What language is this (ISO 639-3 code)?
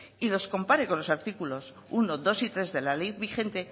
spa